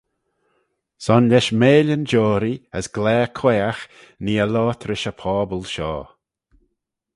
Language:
Manx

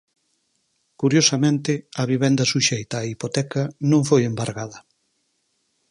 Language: Galician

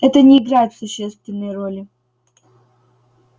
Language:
Russian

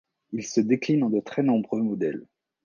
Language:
French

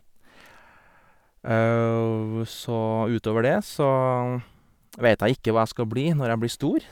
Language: Norwegian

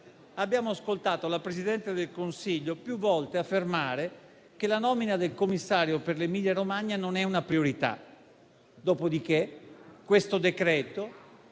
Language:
Italian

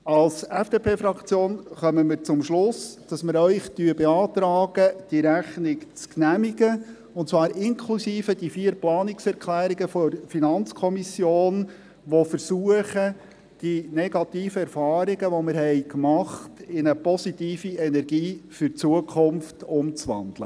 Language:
Swiss German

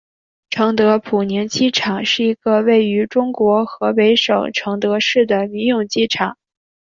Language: Chinese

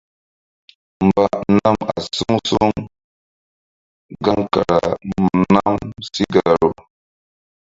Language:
Mbum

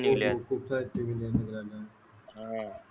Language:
Marathi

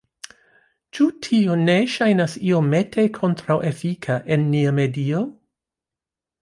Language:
Esperanto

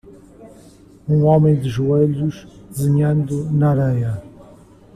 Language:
Portuguese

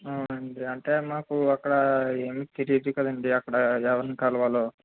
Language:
Telugu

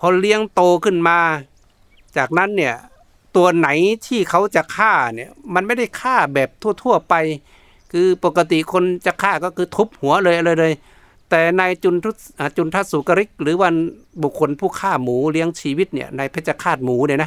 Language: Thai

